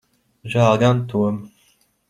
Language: Latvian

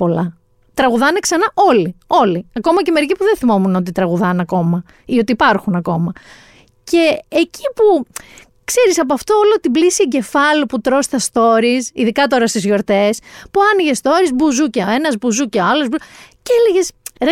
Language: Greek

